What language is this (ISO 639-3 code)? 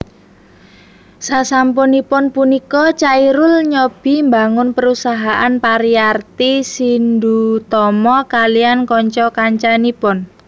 jav